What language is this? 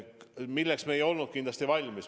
Estonian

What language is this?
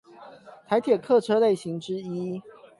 Chinese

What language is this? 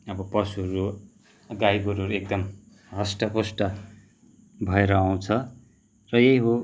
Nepali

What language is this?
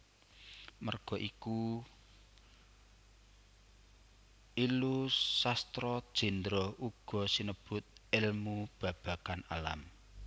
Javanese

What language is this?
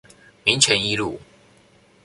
Chinese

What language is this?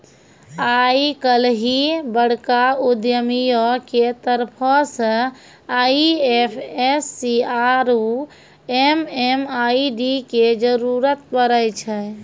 Maithili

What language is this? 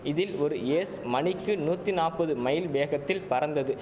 Tamil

